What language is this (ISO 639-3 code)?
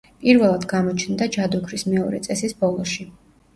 kat